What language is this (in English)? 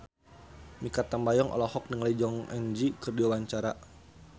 Sundanese